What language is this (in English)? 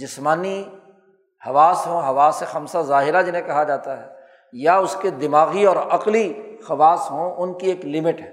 Urdu